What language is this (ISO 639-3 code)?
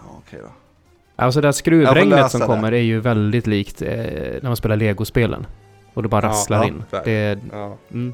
swe